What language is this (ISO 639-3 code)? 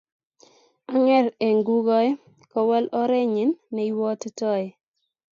kln